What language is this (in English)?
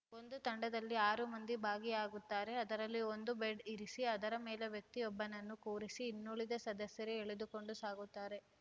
Kannada